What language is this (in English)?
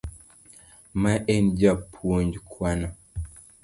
Luo (Kenya and Tanzania)